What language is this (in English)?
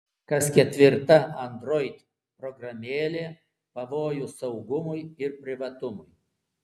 Lithuanian